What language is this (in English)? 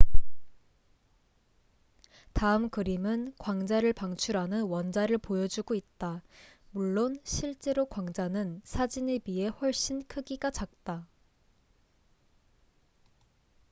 Korean